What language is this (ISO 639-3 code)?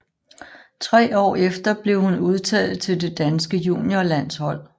dan